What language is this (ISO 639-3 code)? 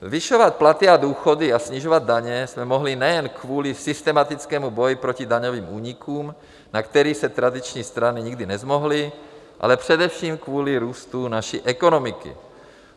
ces